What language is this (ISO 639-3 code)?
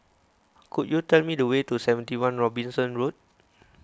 eng